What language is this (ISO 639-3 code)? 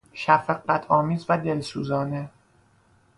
fas